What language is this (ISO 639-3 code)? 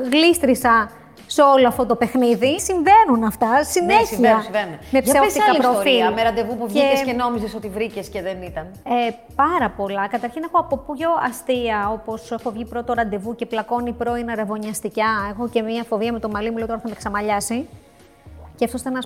ell